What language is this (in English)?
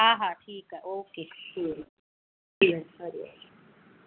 Sindhi